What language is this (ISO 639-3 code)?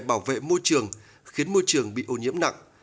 vie